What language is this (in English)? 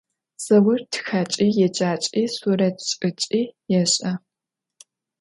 Adyghe